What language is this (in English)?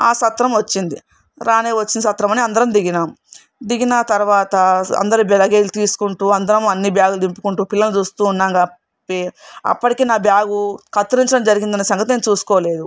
Telugu